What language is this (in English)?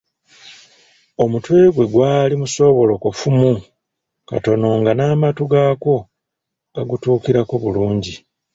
Ganda